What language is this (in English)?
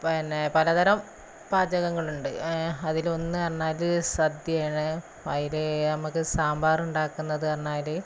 Malayalam